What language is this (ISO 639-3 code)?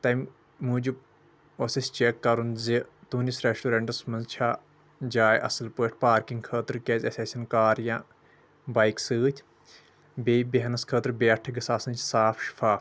kas